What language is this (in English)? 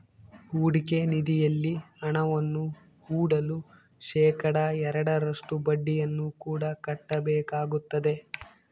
Kannada